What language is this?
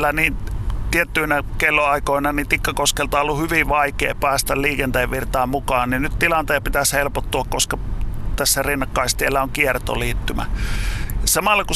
Finnish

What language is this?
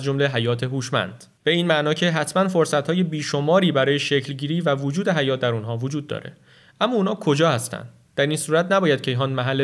Persian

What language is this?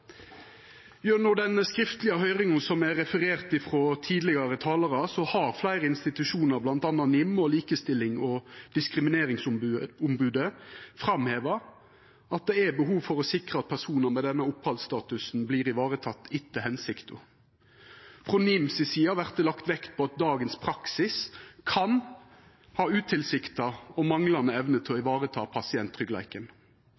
Norwegian Nynorsk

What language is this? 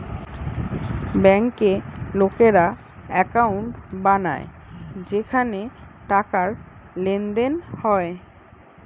Bangla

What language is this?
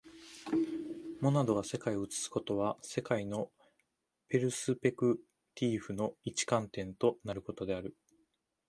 Japanese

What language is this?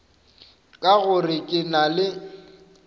Northern Sotho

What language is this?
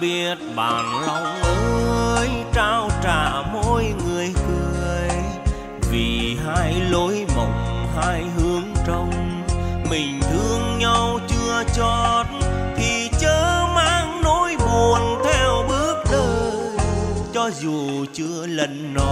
Vietnamese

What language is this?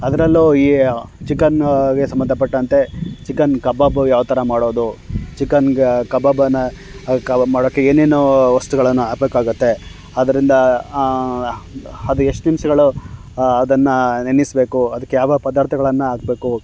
Kannada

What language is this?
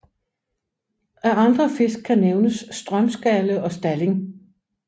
Danish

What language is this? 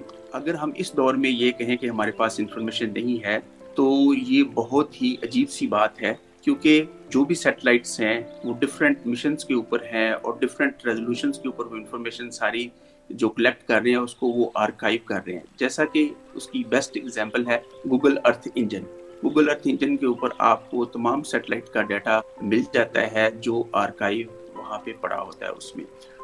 Urdu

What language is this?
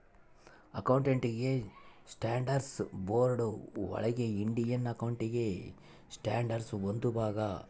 Kannada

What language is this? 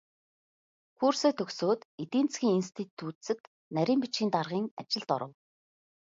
Mongolian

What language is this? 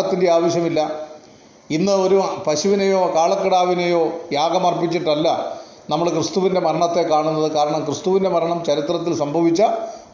Malayalam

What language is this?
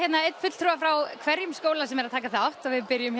Icelandic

